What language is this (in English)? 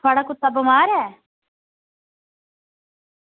Dogri